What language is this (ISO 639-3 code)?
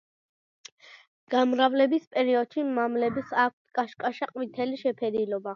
kat